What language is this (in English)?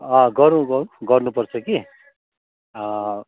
Nepali